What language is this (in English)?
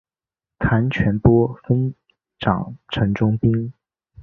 Chinese